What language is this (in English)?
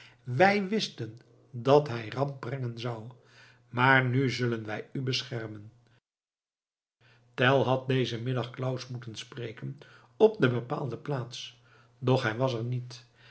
Dutch